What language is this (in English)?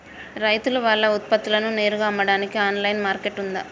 Telugu